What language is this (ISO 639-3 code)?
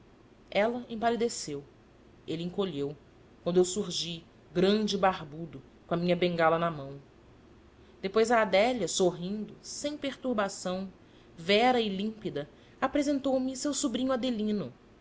por